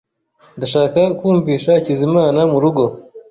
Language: Kinyarwanda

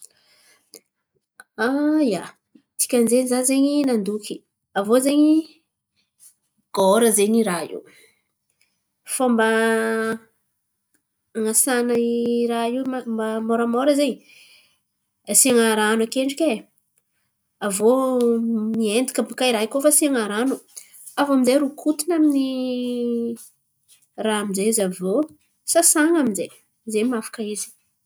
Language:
Antankarana Malagasy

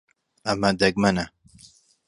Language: Central Kurdish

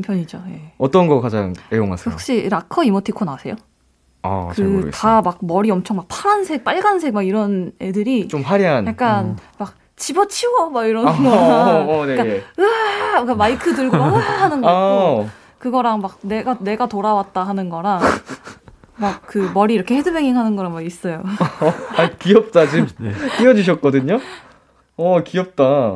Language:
Korean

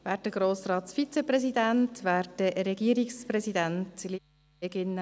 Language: Swiss German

